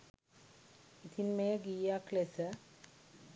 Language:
Sinhala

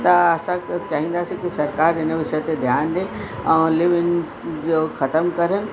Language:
Sindhi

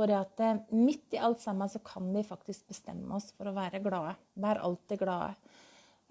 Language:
Norwegian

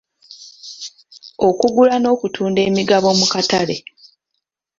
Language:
Ganda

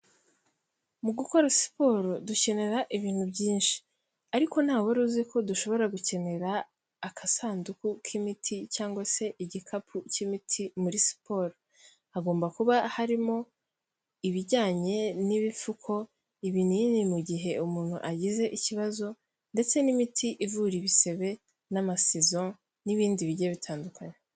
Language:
Kinyarwanda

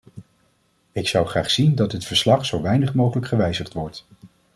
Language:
Dutch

